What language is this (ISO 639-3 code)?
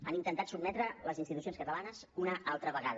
cat